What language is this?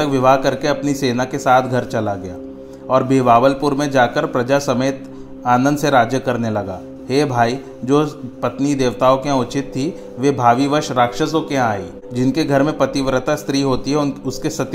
Hindi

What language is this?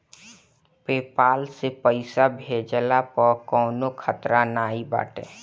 Bhojpuri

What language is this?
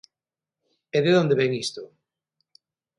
Galician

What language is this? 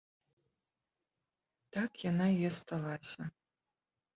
Belarusian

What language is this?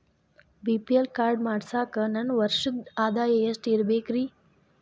Kannada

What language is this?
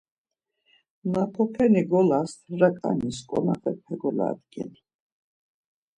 Laz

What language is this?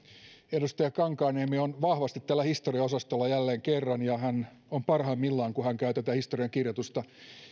Finnish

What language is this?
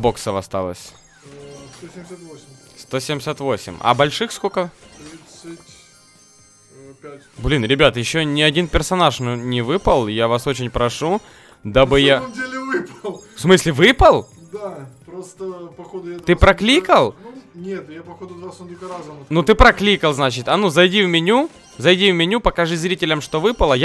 Russian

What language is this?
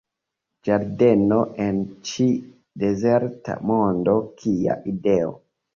Esperanto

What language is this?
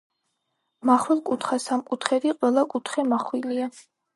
Georgian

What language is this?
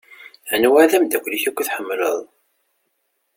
Kabyle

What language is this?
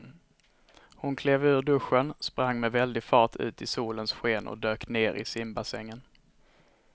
Swedish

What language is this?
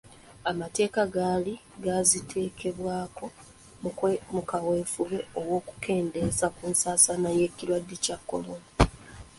Ganda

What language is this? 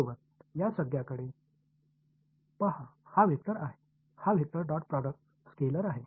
Marathi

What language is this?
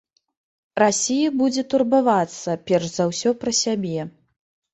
Belarusian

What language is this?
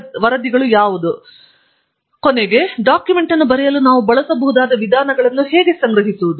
Kannada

